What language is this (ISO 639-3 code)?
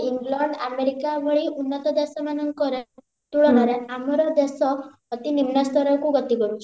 ori